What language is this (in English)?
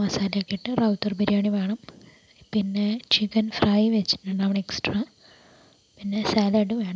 Malayalam